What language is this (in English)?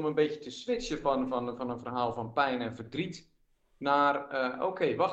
Dutch